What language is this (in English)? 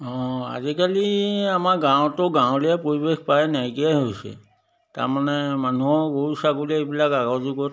Assamese